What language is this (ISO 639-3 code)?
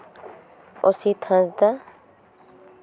sat